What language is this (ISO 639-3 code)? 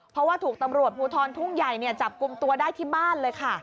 tha